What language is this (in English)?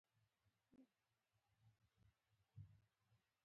Pashto